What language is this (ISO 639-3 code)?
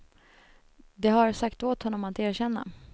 swe